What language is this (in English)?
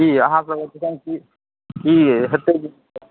Maithili